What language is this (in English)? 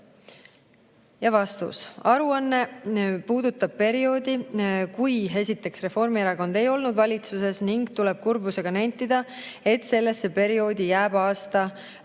Estonian